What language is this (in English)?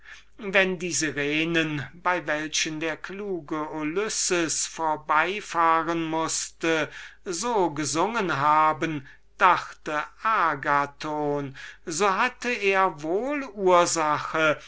German